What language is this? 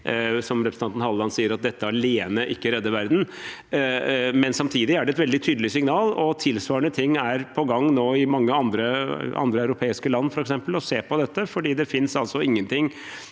Norwegian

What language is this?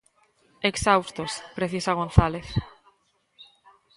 Galician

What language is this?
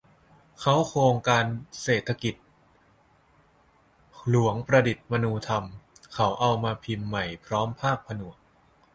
Thai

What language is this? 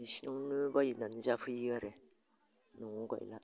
Bodo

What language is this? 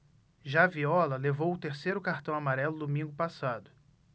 Portuguese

